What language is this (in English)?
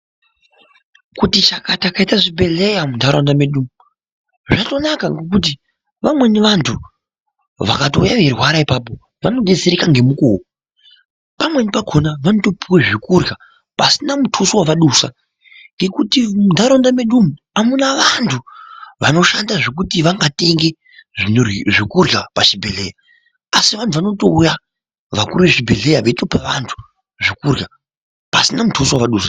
Ndau